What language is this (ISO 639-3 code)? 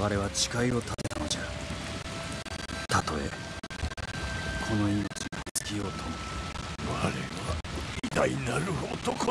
jpn